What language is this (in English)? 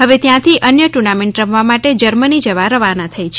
Gujarati